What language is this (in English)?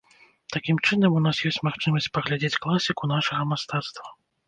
Belarusian